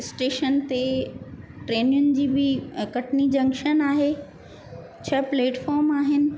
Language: Sindhi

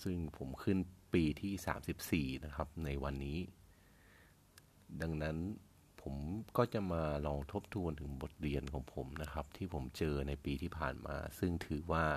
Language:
Thai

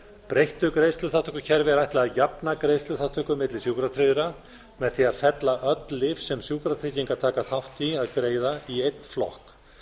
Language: Icelandic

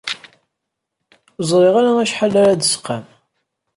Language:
Kabyle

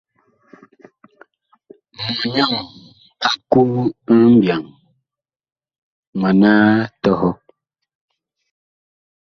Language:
Bakoko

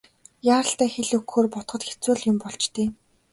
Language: Mongolian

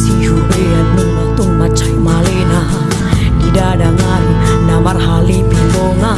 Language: Indonesian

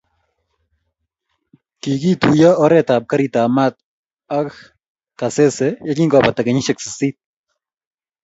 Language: Kalenjin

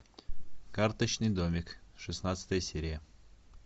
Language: Russian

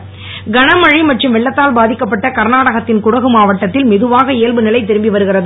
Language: Tamil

